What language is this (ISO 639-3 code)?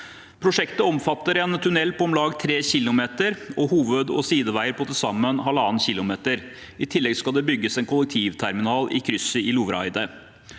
nor